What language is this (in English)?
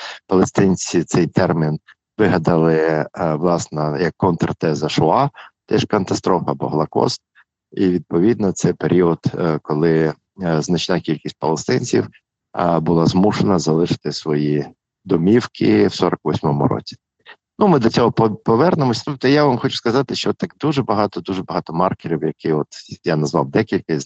Ukrainian